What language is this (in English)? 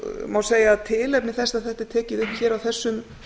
Icelandic